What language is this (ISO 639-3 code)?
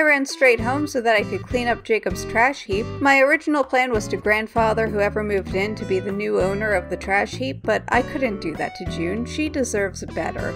eng